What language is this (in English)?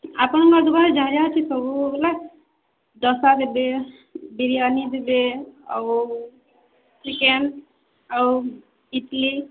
Odia